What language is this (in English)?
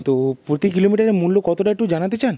Bangla